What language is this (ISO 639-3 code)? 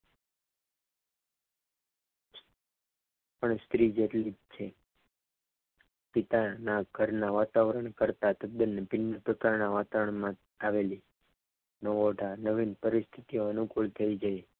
guj